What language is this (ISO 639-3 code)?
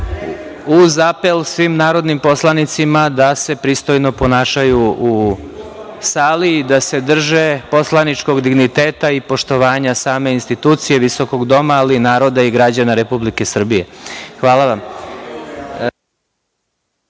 srp